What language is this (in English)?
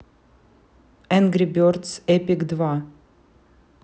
Russian